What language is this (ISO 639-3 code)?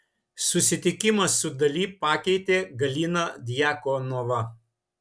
lit